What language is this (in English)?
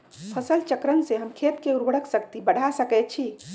Magahi